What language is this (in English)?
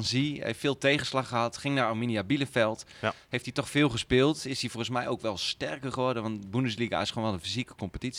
Dutch